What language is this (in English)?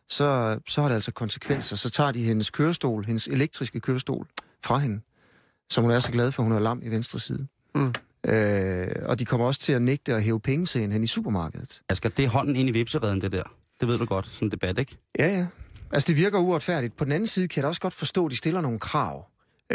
Danish